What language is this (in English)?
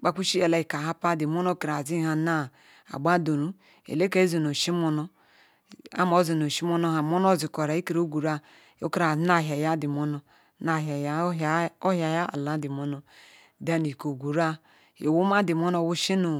Ikwere